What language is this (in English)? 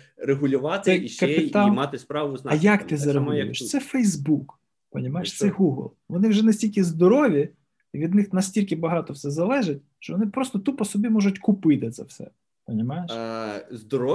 Ukrainian